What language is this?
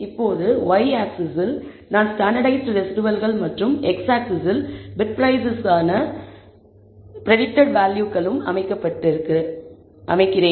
Tamil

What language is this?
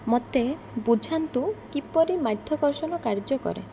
Odia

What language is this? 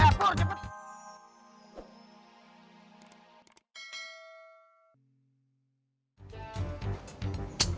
Indonesian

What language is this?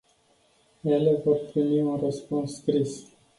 Romanian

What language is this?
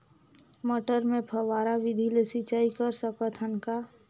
Chhattisgarhi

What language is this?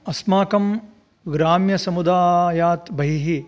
Sanskrit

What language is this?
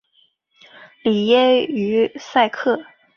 Chinese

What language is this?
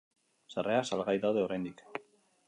Basque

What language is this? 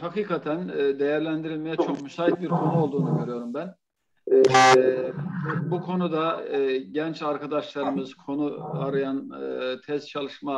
Turkish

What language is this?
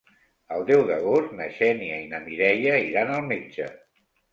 Catalan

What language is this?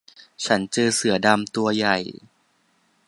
Thai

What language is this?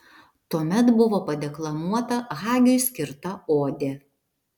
Lithuanian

